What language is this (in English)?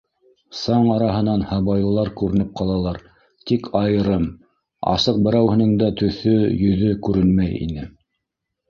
Bashkir